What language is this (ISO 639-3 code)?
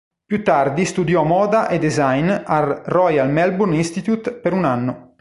ita